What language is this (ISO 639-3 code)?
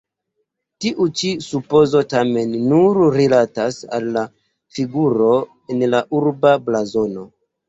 epo